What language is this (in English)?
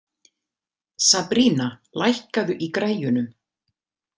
Icelandic